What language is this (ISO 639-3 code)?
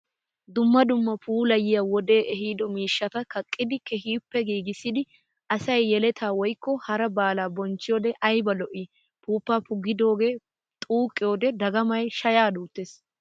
wal